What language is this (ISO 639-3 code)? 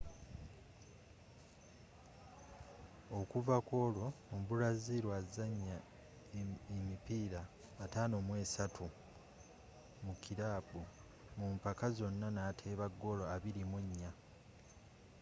lug